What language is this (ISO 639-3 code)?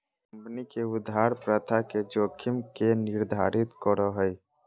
mag